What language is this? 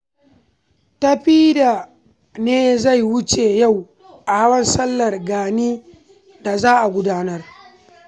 Hausa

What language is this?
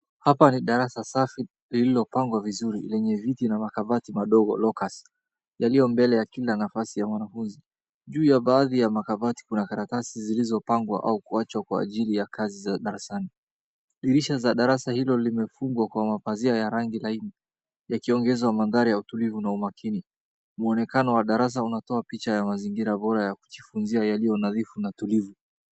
Swahili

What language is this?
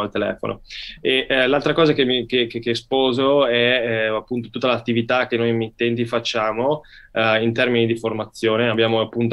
Italian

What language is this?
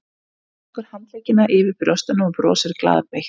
Icelandic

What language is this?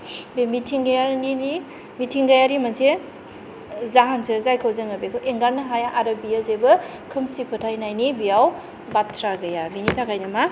Bodo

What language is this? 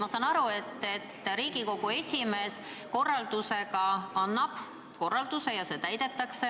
Estonian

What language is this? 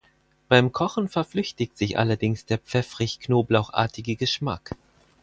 German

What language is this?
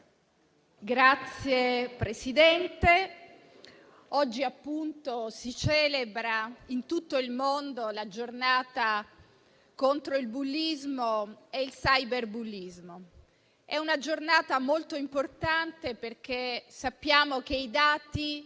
Italian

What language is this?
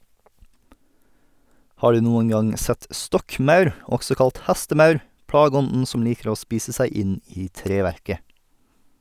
Norwegian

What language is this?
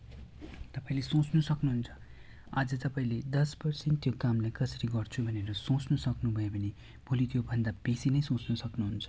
Nepali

